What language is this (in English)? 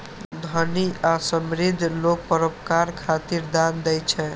Maithili